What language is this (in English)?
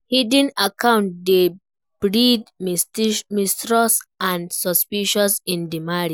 Nigerian Pidgin